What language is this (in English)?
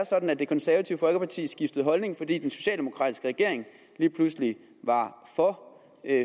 Danish